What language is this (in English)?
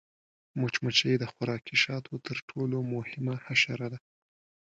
Pashto